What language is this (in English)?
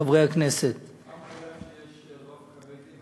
Hebrew